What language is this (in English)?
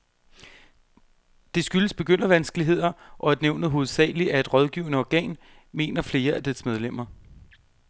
Danish